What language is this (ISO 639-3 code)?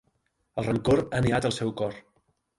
cat